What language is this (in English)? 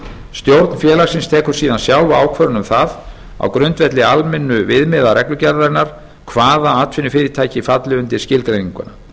Icelandic